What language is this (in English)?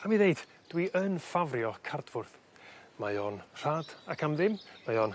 Welsh